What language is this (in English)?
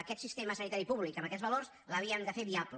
Catalan